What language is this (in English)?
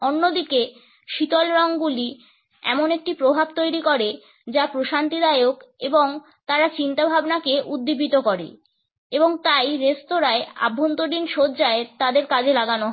Bangla